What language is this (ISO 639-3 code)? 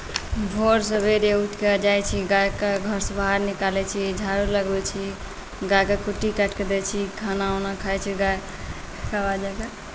mai